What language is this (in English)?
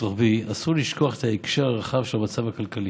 Hebrew